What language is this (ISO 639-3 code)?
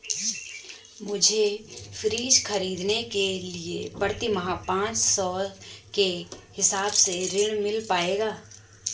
hin